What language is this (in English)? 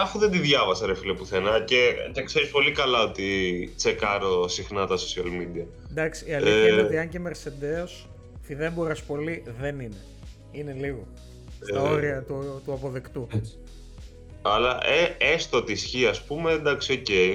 Greek